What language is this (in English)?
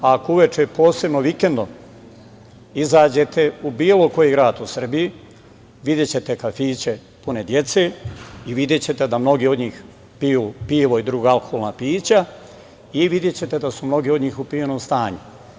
Serbian